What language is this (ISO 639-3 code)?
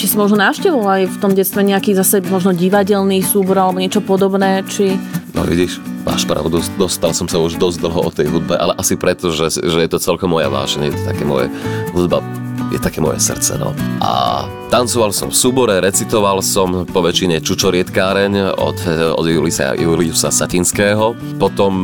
slk